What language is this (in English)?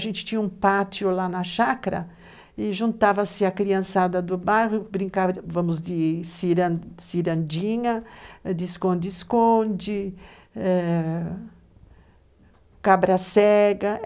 Portuguese